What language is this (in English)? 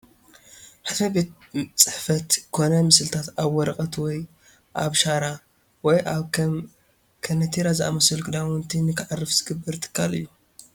Tigrinya